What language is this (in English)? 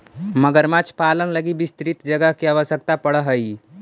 Magahi